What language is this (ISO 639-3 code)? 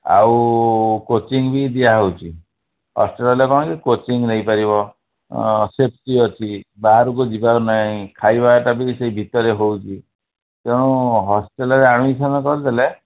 ori